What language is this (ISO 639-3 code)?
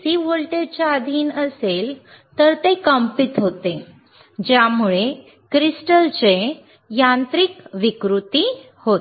mar